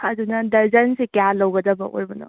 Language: Manipuri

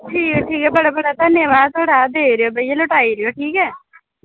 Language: Dogri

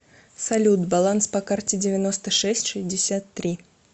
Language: Russian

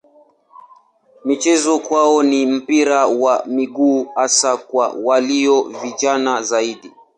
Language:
Swahili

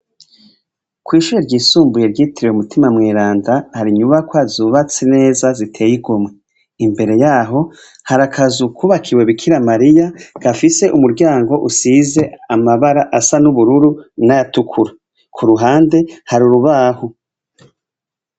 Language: Rundi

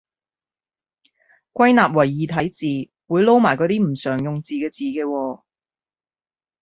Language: Cantonese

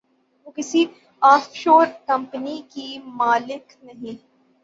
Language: Urdu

